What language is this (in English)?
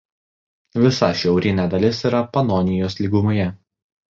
Lithuanian